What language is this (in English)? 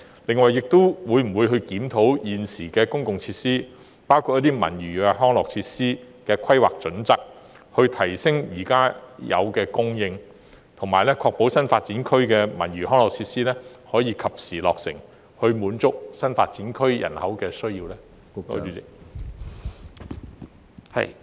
Cantonese